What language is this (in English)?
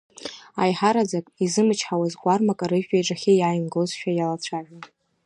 Abkhazian